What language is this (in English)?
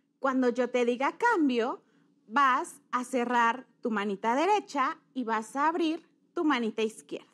Spanish